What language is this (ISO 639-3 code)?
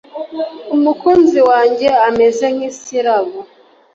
kin